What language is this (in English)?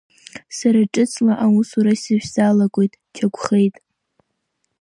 Abkhazian